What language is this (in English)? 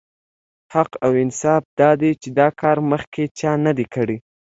Pashto